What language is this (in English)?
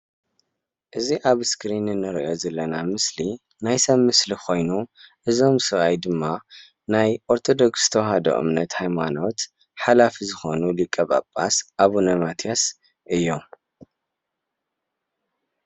Tigrinya